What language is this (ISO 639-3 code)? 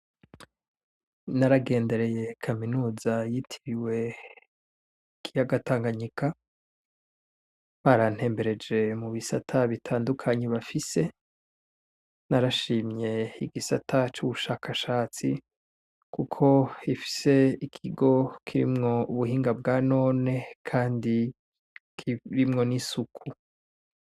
run